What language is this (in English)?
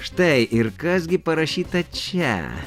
Lithuanian